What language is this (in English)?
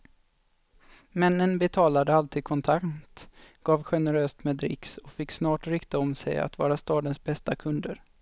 Swedish